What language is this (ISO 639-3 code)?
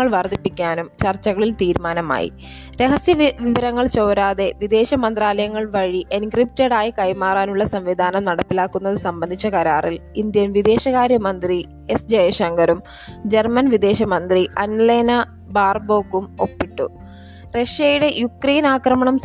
mal